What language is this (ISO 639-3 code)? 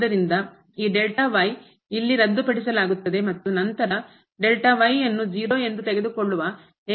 kan